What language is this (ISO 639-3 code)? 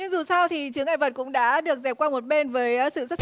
vie